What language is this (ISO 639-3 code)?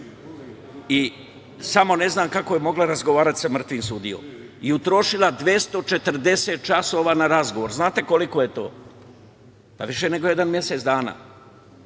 srp